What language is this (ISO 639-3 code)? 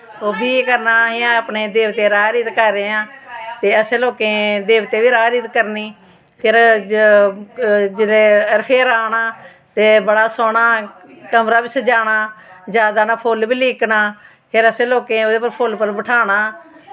doi